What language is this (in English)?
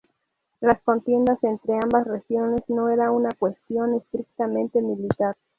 Spanish